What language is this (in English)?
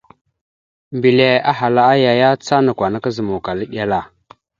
Mada (Cameroon)